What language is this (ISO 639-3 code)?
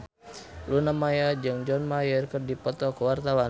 sun